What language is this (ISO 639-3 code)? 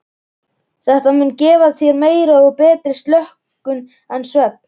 isl